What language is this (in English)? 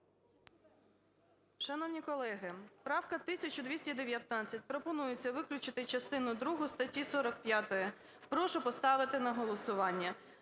Ukrainian